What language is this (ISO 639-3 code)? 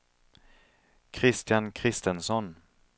swe